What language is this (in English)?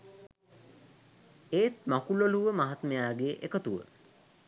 Sinhala